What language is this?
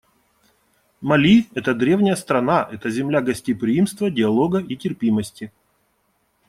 Russian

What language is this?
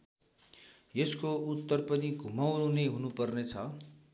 Nepali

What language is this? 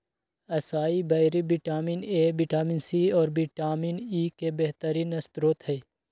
Magahi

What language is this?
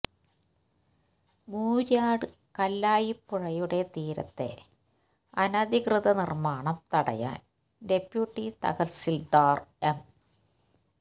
Malayalam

